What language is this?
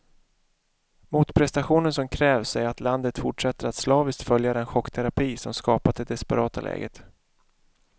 Swedish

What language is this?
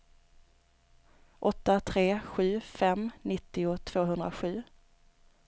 Swedish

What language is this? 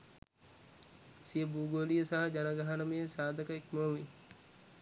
Sinhala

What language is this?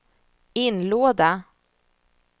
Swedish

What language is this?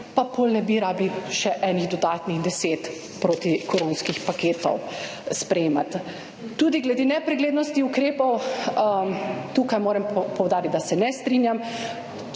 Slovenian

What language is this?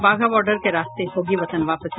Hindi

